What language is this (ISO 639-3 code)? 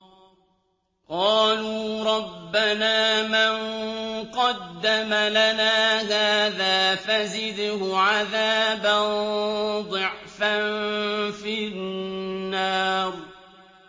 ara